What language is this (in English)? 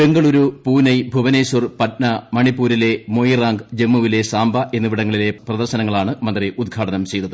Malayalam